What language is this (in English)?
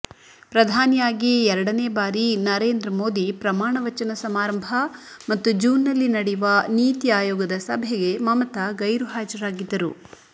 Kannada